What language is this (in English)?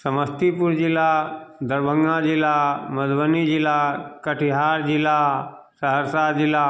Maithili